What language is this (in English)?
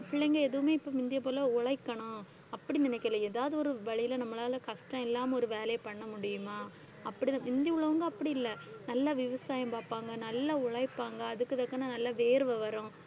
Tamil